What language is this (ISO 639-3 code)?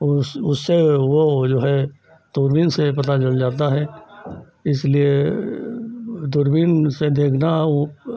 hin